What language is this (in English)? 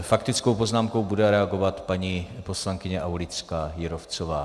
Czech